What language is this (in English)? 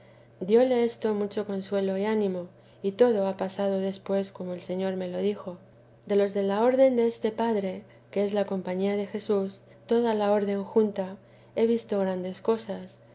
Spanish